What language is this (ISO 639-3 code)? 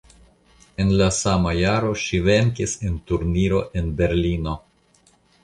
epo